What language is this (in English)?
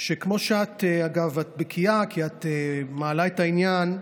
Hebrew